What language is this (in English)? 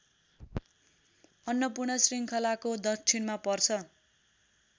Nepali